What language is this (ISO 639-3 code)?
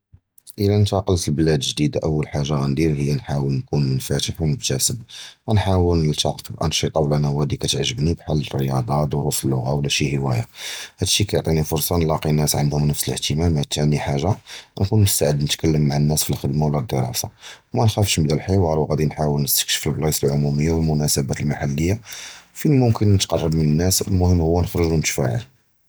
jrb